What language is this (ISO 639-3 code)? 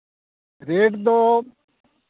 sat